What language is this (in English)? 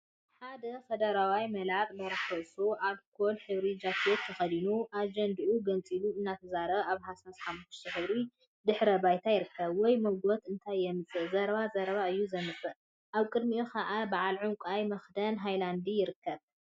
Tigrinya